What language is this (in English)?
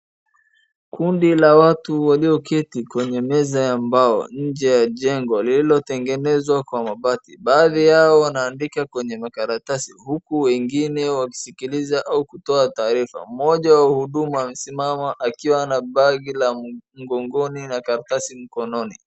Swahili